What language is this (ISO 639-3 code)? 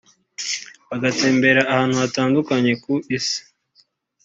kin